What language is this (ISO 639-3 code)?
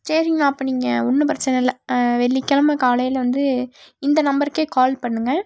tam